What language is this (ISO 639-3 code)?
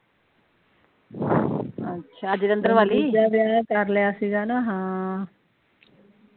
pan